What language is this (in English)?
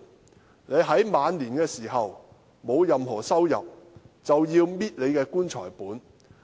Cantonese